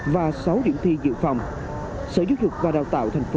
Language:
Vietnamese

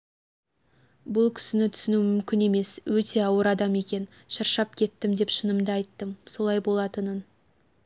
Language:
Kazakh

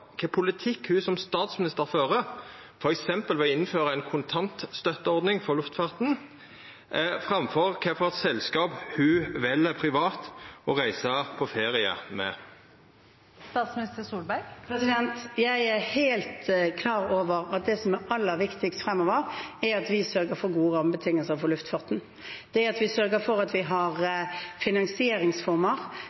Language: Norwegian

